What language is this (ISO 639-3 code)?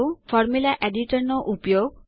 guj